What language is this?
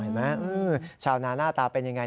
Thai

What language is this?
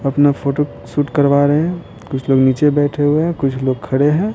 Hindi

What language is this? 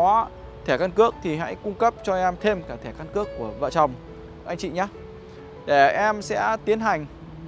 Vietnamese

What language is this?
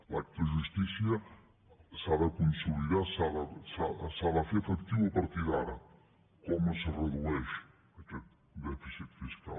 Catalan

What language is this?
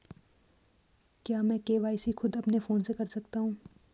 Hindi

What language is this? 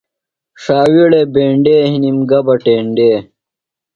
Phalura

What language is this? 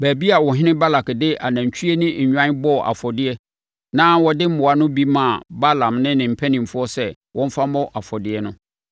Akan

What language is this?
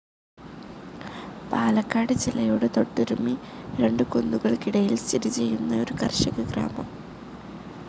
Malayalam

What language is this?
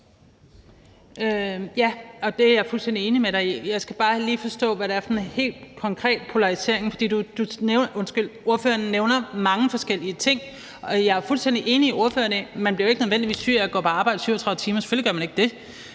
Danish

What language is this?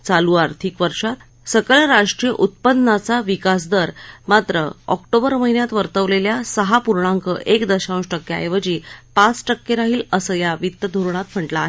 Marathi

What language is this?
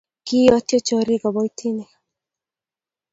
Kalenjin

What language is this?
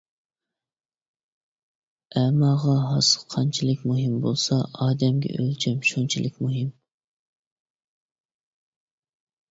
Uyghur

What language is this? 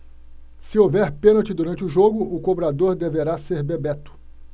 Portuguese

